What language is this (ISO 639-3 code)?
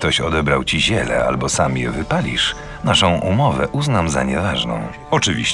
pol